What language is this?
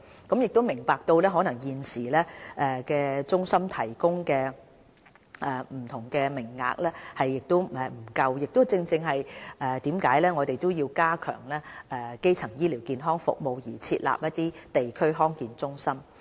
Cantonese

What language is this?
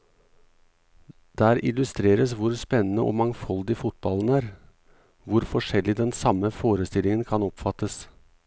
Norwegian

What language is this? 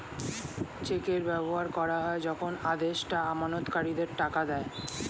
Bangla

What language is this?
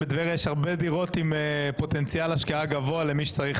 Hebrew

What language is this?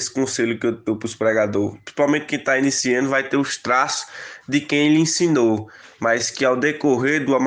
Portuguese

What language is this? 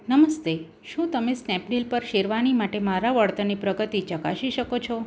Gujarati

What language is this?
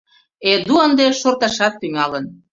Mari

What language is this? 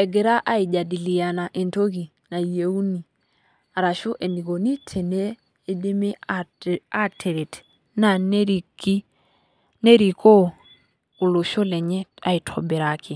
Masai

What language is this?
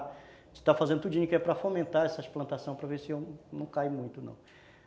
Portuguese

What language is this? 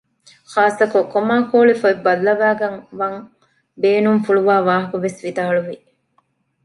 Divehi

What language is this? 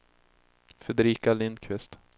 Swedish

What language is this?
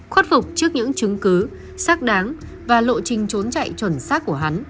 Vietnamese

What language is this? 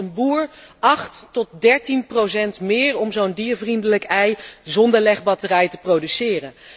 Dutch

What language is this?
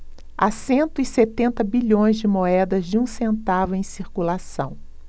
Portuguese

